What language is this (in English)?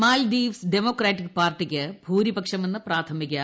Malayalam